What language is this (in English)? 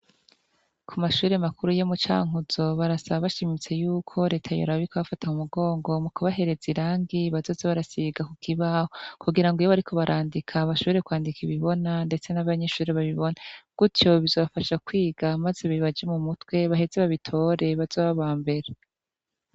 Rundi